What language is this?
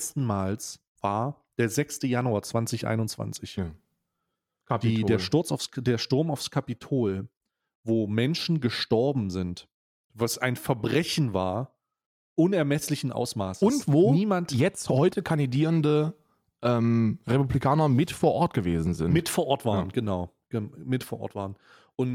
German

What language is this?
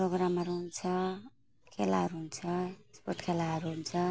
Nepali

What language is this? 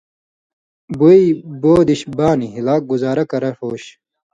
Indus Kohistani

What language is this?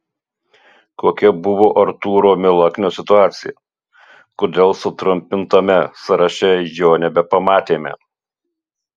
Lithuanian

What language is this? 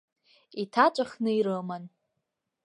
Abkhazian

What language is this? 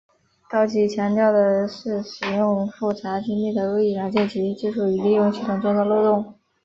Chinese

